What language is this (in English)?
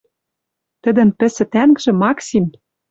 Western Mari